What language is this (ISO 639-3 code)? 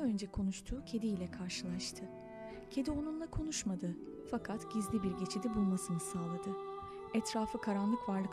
tur